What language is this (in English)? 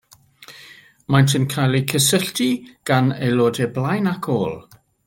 Welsh